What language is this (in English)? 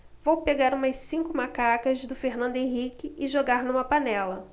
Portuguese